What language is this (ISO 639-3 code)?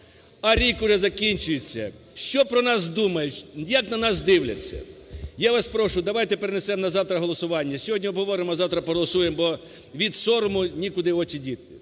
ukr